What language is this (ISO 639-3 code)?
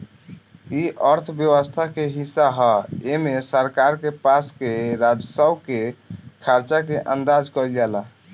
bho